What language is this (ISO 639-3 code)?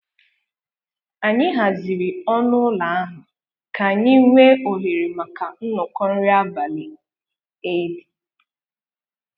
ibo